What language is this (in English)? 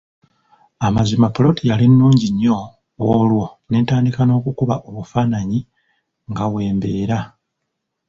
Ganda